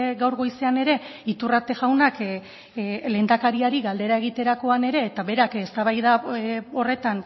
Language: Basque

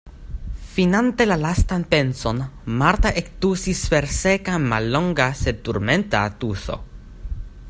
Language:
Esperanto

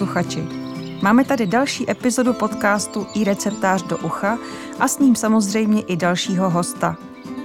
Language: Czech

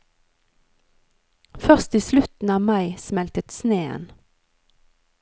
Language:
Norwegian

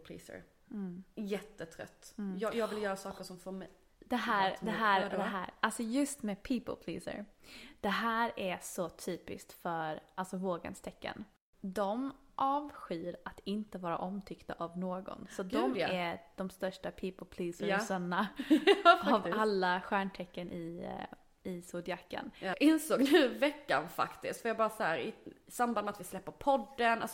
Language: Swedish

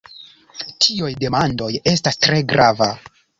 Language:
Esperanto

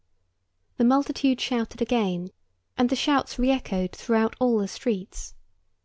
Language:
English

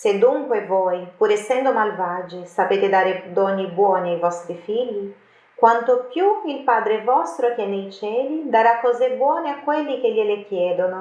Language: Italian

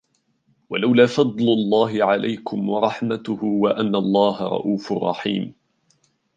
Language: Arabic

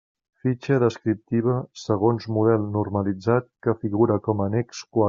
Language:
Catalan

